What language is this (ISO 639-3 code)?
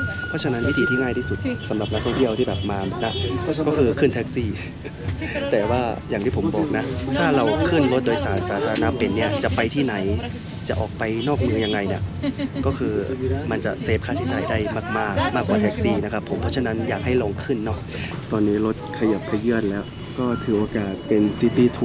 tha